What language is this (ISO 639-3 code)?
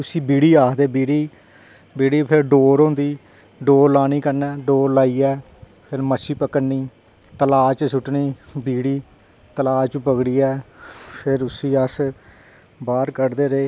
doi